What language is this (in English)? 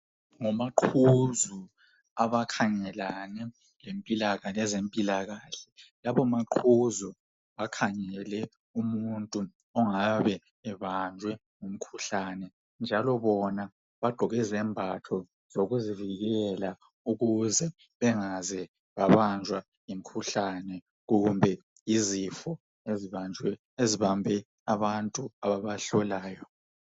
North Ndebele